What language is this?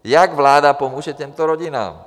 Czech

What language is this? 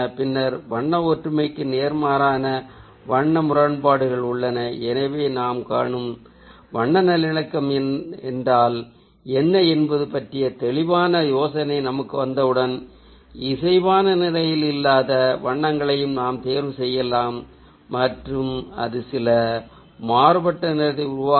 Tamil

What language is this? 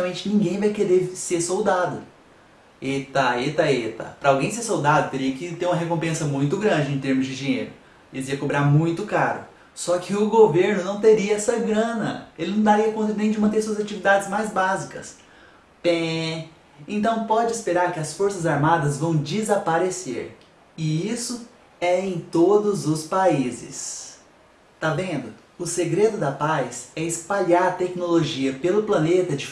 Portuguese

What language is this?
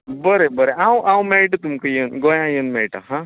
Konkani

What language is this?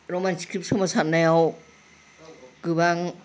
Bodo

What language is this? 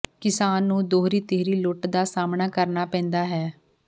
Punjabi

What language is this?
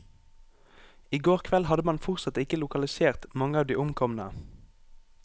Norwegian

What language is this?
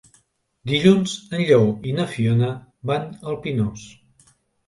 Catalan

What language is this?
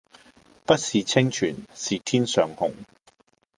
Cantonese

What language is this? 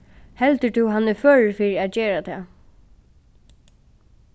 Faroese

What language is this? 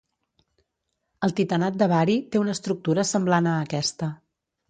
Catalan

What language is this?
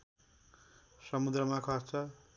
Nepali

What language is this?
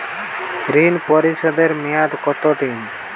Bangla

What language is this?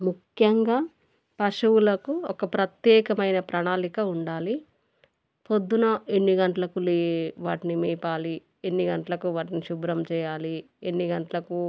Telugu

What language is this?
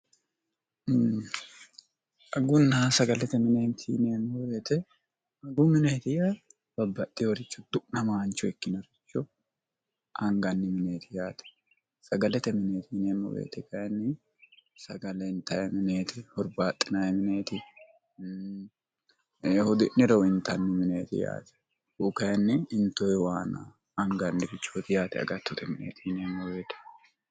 Sidamo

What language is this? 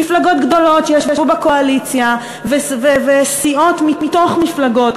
Hebrew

